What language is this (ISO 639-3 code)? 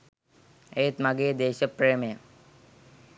sin